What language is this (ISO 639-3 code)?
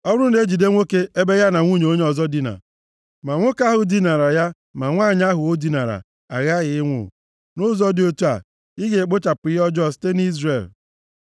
ibo